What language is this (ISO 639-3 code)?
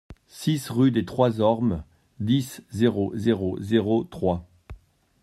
fra